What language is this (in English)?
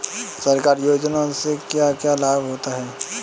Hindi